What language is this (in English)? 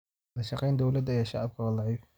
Somali